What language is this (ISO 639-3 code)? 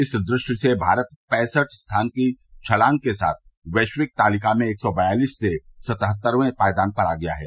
hin